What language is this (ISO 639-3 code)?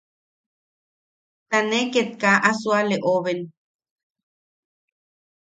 yaq